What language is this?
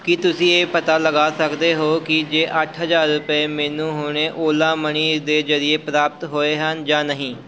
Punjabi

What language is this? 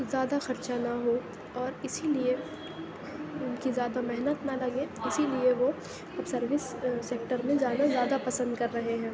Urdu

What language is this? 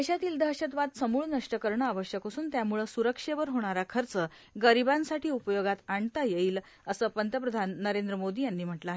Marathi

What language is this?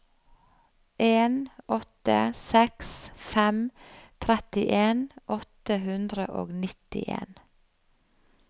Norwegian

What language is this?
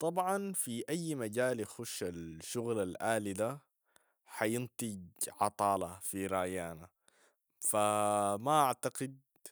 Sudanese Arabic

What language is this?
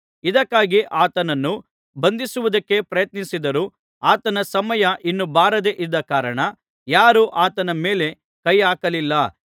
Kannada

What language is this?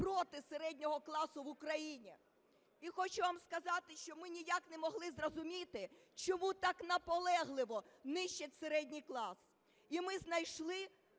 Ukrainian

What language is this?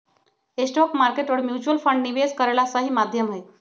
Magahi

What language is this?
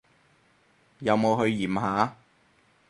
Cantonese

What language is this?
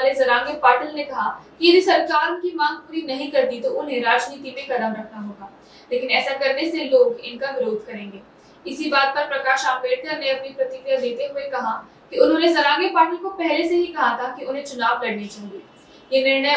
Marathi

